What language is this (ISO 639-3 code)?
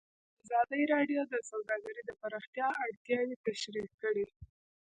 pus